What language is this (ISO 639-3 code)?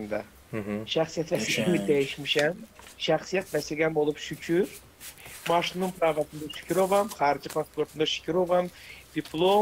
tur